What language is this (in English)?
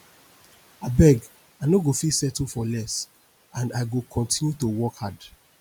Nigerian Pidgin